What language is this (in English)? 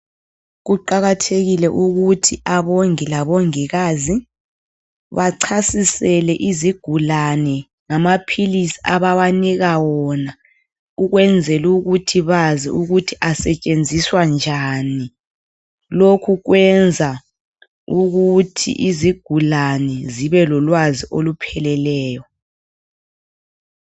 North Ndebele